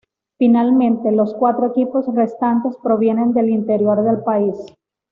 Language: Spanish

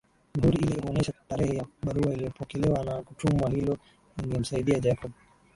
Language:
Swahili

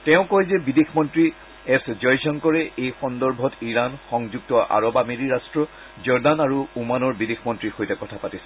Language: Assamese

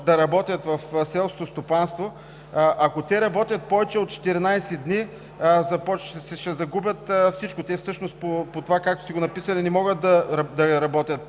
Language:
Bulgarian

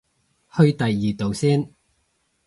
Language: Cantonese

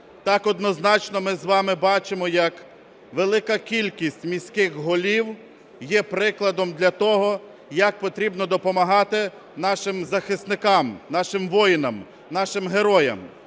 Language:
Ukrainian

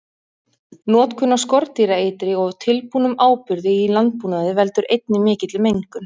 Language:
Icelandic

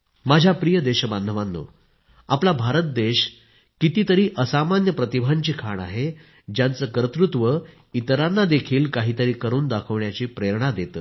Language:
Marathi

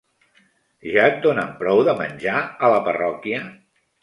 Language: Catalan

